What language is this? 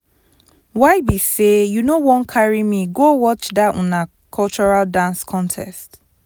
Nigerian Pidgin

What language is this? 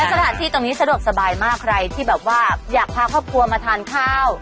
Thai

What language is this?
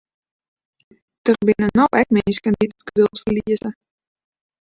Western Frisian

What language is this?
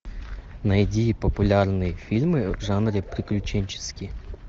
Russian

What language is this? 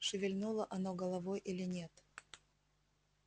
Russian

